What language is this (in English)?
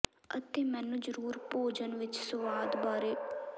Punjabi